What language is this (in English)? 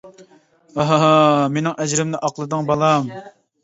Uyghur